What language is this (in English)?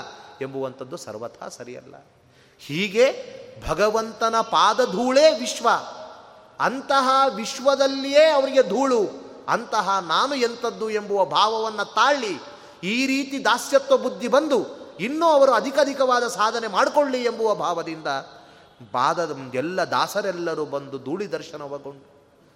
Kannada